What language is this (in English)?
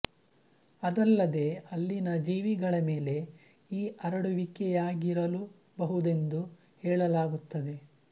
Kannada